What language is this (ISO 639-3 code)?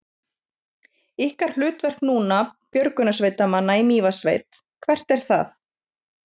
isl